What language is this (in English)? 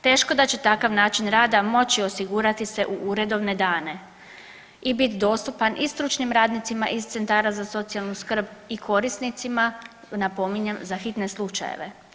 Croatian